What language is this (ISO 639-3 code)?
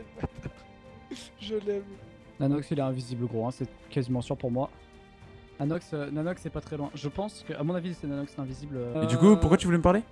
fra